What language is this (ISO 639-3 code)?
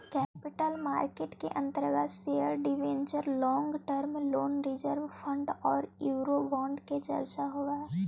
mag